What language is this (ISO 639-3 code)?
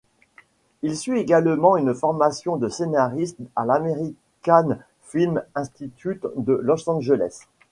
fra